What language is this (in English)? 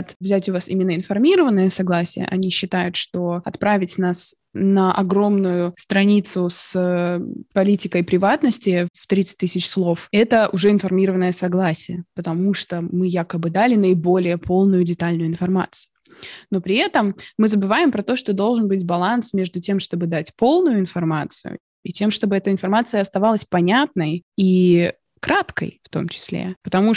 Russian